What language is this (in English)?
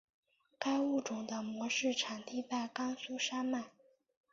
Chinese